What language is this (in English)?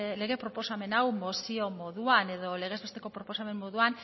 Basque